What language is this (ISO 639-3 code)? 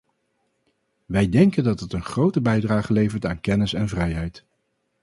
nld